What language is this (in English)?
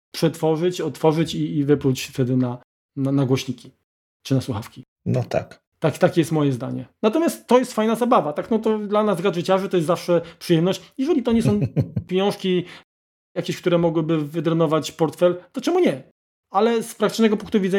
Polish